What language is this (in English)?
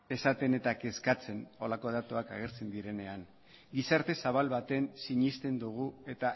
Basque